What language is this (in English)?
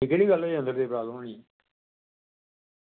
Dogri